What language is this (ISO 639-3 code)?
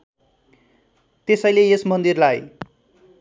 nep